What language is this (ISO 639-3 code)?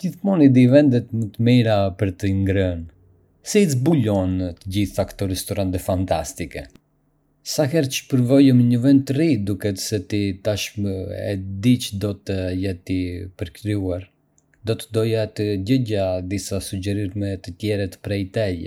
aae